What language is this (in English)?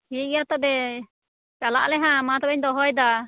Santali